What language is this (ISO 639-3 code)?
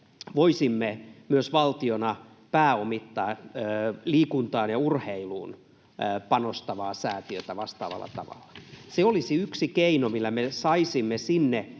fin